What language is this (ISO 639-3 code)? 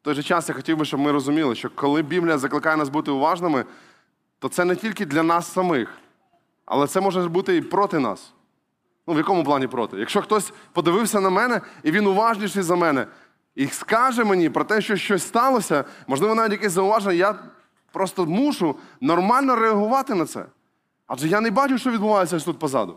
ukr